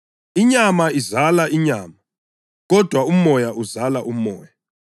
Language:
North Ndebele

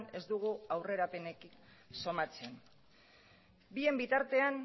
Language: Basque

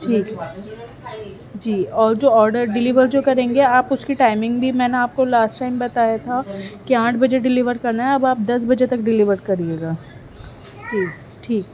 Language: Urdu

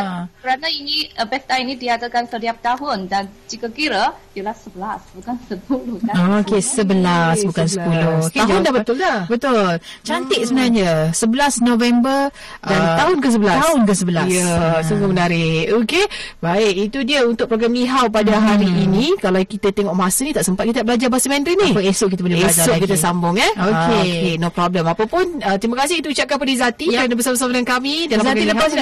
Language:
Malay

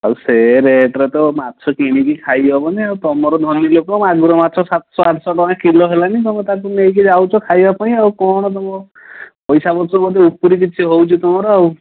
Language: Odia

